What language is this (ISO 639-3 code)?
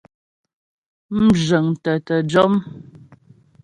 bbj